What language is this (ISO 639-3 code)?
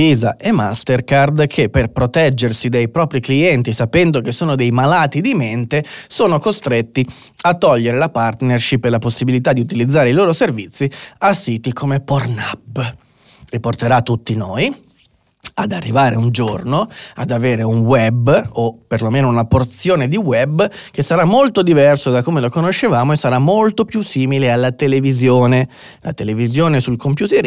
ita